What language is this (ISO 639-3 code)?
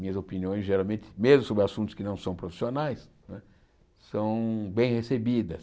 por